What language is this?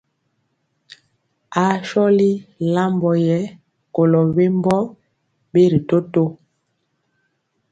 Mpiemo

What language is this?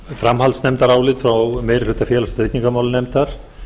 Icelandic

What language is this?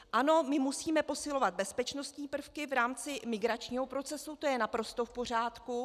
Czech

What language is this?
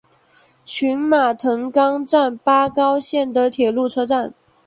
Chinese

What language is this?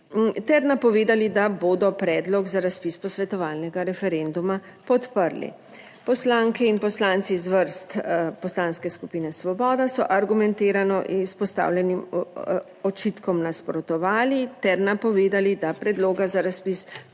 Slovenian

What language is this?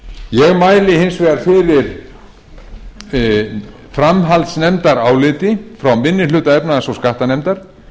Icelandic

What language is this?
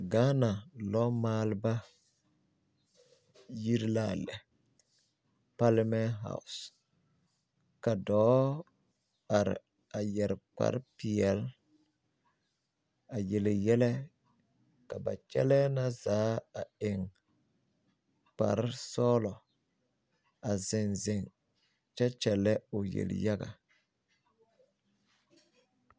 Southern Dagaare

